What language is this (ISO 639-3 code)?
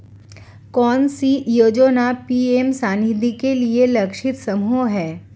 hin